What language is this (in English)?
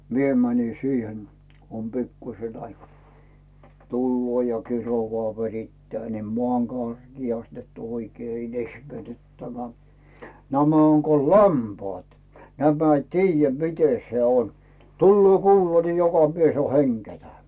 Finnish